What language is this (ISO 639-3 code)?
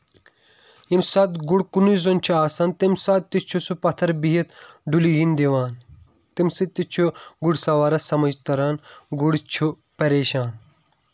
kas